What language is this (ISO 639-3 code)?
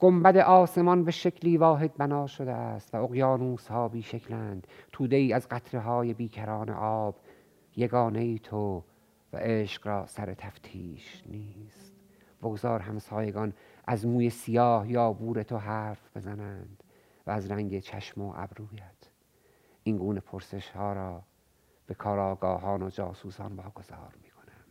fas